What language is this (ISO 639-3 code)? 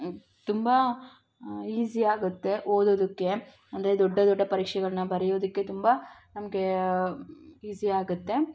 kan